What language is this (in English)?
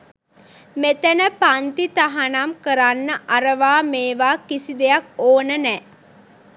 Sinhala